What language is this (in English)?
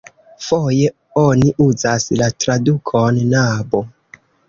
Esperanto